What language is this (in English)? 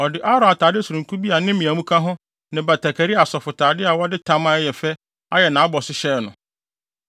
Akan